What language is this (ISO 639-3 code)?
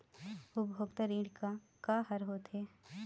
hne